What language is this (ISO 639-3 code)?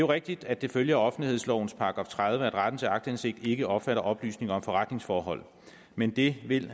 dan